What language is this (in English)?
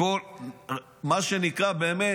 Hebrew